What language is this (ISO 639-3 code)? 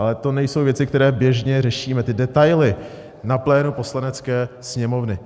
ces